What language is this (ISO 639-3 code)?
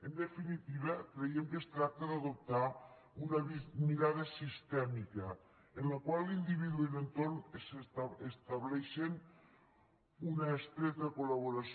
cat